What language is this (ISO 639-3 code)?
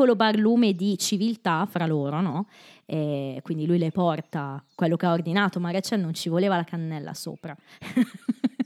ita